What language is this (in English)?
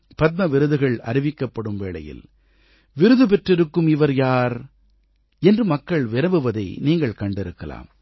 Tamil